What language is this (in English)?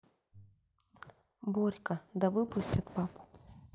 Russian